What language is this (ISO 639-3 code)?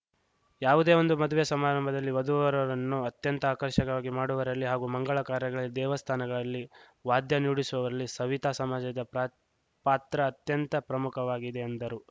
kan